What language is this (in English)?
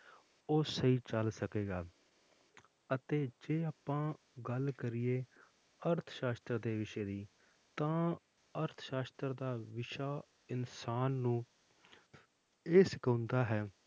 Punjabi